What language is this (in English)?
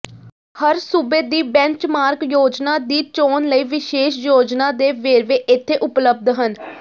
Punjabi